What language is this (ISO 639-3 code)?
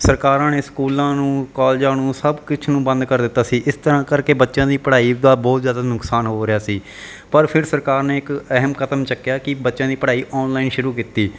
pan